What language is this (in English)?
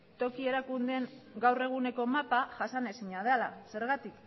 Basque